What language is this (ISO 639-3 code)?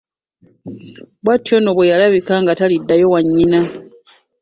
lug